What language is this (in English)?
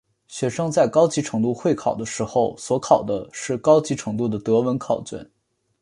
Chinese